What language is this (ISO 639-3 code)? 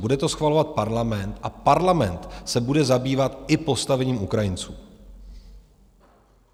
ces